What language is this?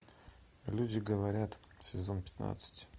Russian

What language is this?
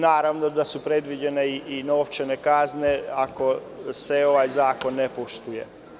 Serbian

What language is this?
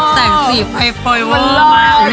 Thai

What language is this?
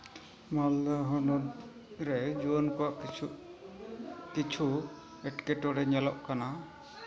Santali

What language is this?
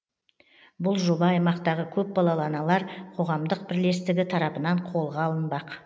Kazakh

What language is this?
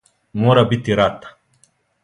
Serbian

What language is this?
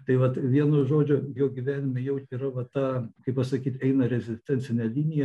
Lithuanian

